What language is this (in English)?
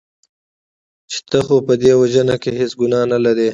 Pashto